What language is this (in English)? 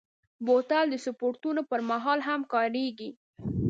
Pashto